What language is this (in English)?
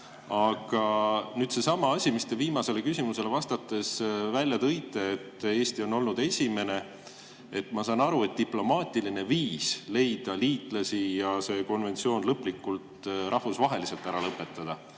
Estonian